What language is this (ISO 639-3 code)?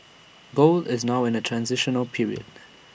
eng